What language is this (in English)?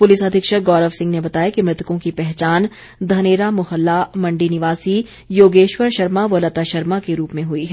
Hindi